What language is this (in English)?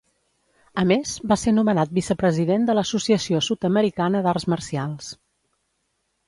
Catalan